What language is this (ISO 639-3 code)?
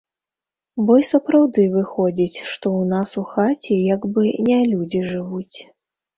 bel